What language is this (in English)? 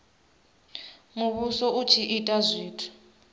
Venda